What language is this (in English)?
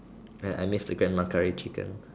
English